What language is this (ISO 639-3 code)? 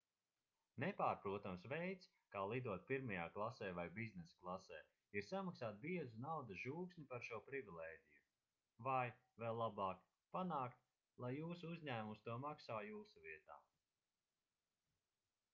lav